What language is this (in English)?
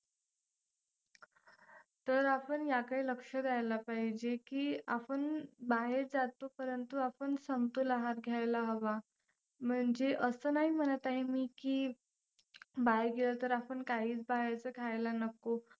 Marathi